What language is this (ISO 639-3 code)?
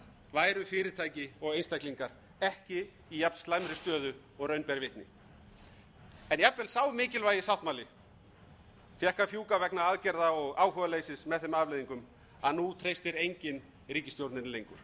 isl